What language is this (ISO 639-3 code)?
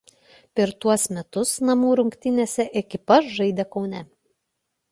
lit